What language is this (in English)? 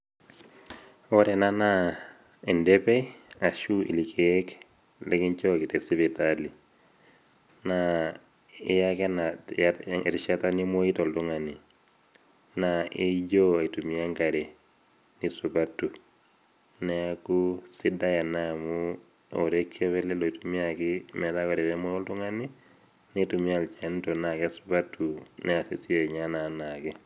Masai